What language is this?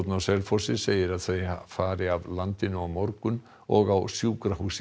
Icelandic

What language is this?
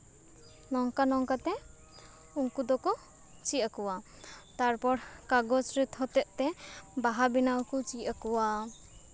Santali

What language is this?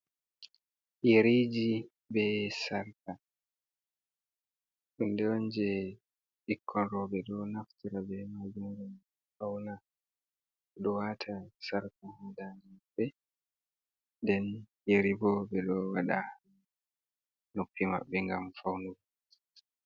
Fula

